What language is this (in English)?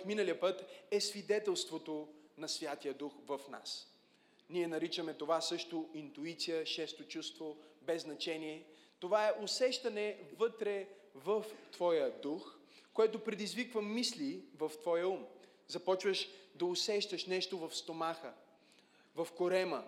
Bulgarian